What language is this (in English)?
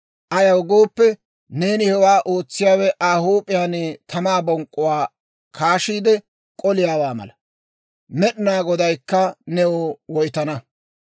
Dawro